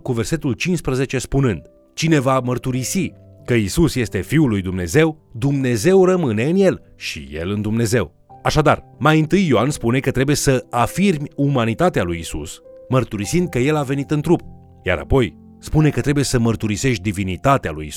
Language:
Romanian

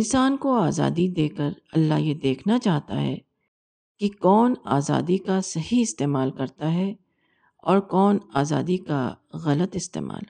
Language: Urdu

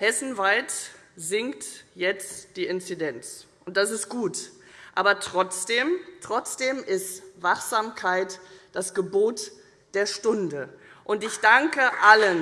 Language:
German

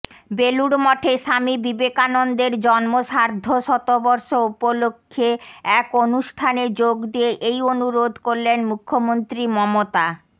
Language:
Bangla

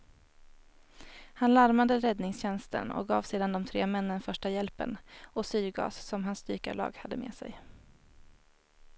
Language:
Swedish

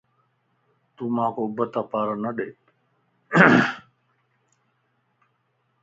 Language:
Lasi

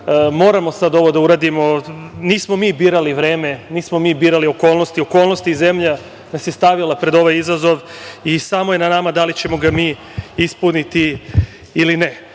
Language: Serbian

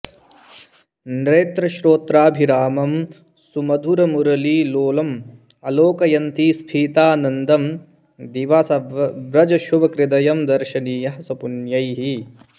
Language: Sanskrit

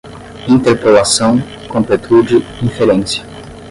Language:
Portuguese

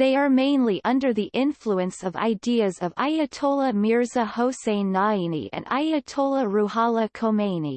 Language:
English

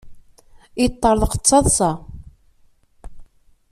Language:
Kabyle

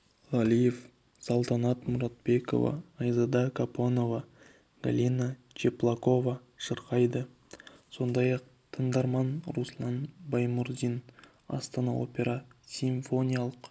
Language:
Kazakh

